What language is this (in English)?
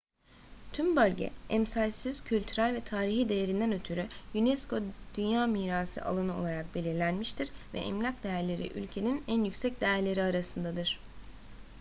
Turkish